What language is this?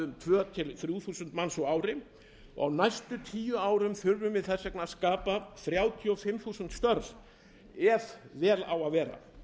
Icelandic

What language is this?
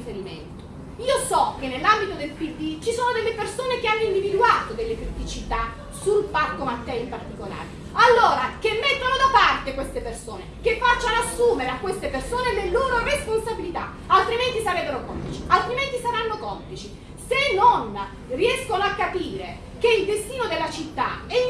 Italian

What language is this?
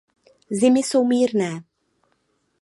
Czech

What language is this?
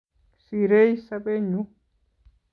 Kalenjin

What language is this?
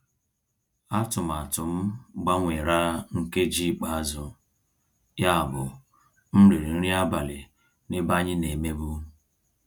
Igbo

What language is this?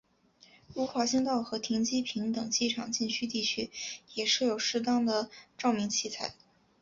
Chinese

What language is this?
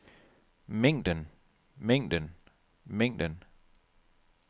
Danish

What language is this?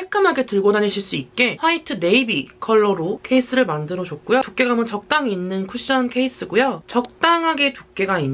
Korean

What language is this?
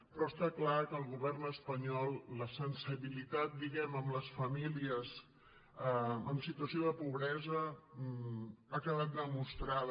Catalan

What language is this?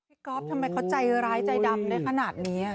Thai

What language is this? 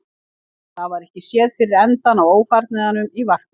Icelandic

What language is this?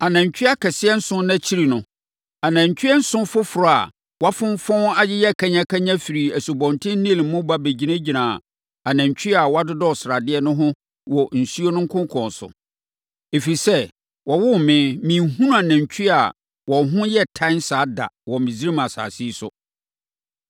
Akan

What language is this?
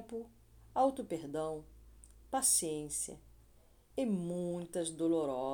Portuguese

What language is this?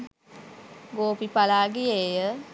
Sinhala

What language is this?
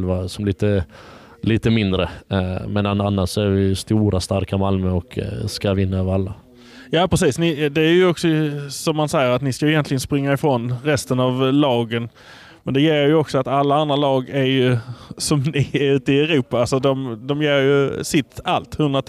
Swedish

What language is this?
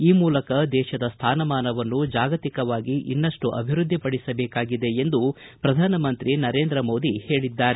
Kannada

